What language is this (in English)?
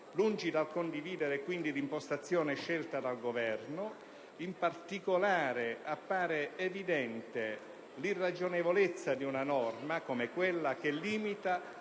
Italian